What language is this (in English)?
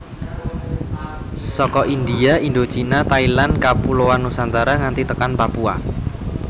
Javanese